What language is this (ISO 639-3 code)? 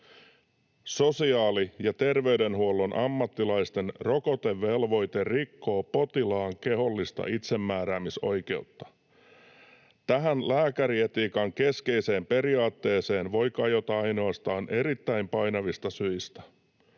fin